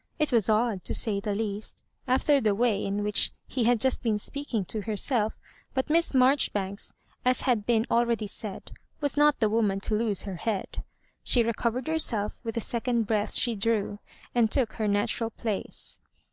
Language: English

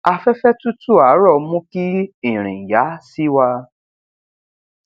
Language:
Yoruba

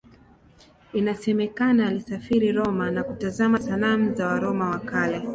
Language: Swahili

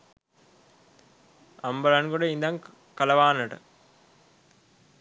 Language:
Sinhala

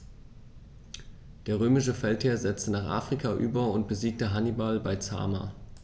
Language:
German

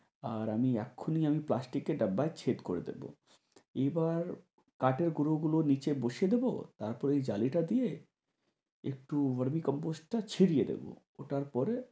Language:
Bangla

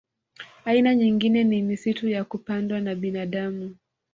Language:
Swahili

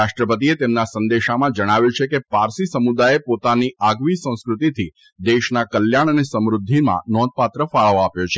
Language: Gujarati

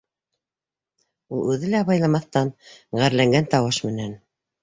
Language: Bashkir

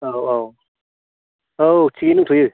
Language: Bodo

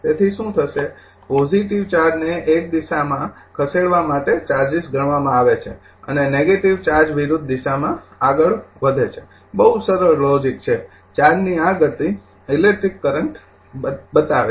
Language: Gujarati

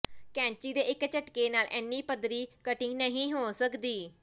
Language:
Punjabi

